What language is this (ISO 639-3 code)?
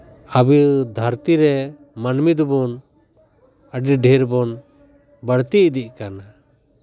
sat